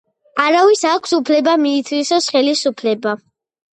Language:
Georgian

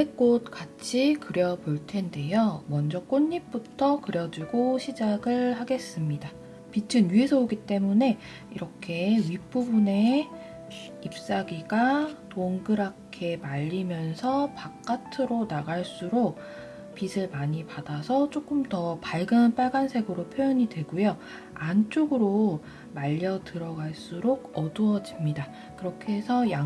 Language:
Korean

